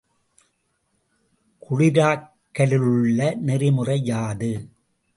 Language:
Tamil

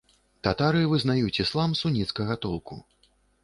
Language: Belarusian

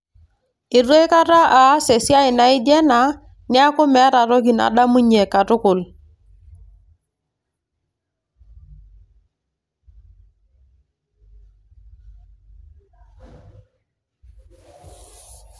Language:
Masai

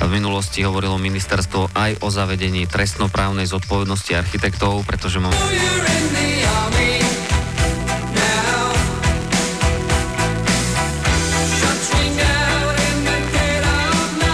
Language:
Hungarian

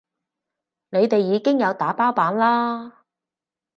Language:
Cantonese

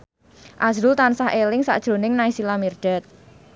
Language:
Javanese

